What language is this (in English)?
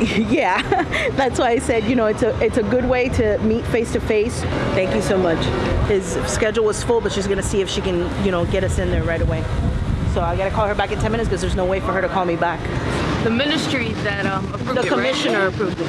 English